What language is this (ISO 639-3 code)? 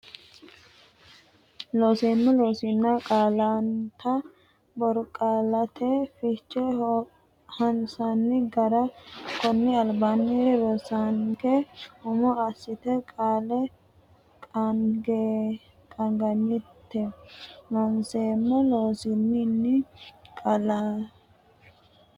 sid